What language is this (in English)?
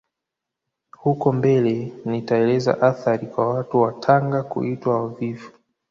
Swahili